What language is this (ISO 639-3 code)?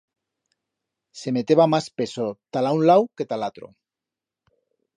arg